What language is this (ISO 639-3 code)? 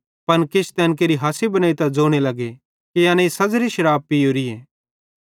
bhd